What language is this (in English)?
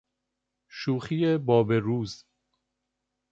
Persian